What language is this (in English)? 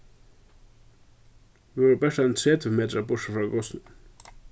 Faroese